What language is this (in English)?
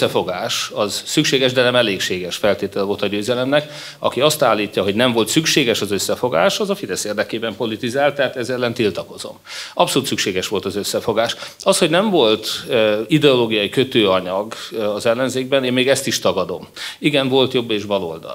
Hungarian